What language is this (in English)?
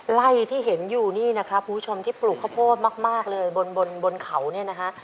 Thai